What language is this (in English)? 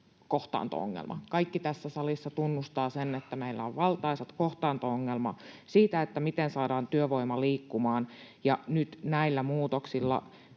Finnish